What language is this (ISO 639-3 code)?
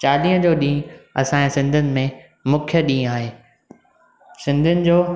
snd